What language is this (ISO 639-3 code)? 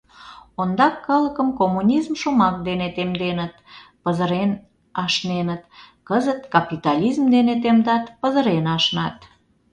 chm